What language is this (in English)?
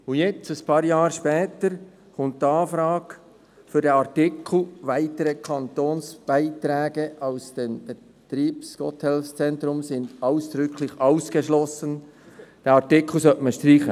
Swiss German